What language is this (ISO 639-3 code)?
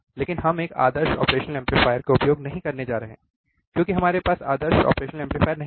hin